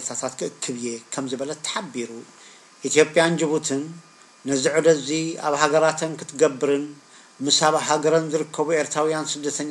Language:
Arabic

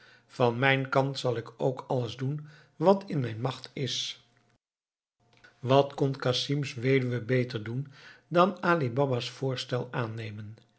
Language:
Dutch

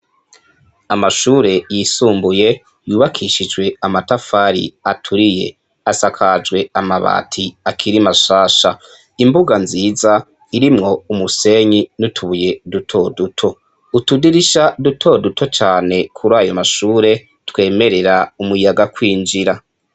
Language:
Rundi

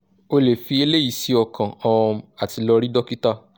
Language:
Yoruba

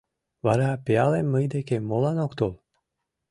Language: Mari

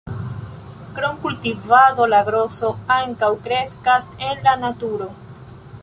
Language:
Esperanto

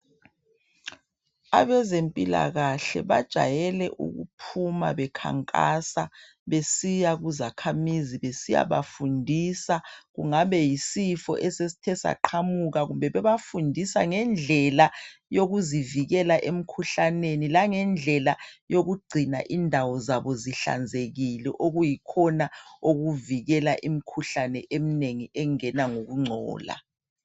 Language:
North Ndebele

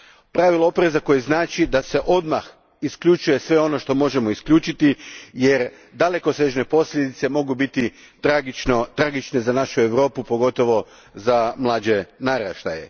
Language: Croatian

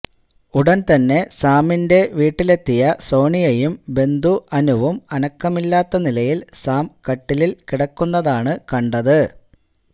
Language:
Malayalam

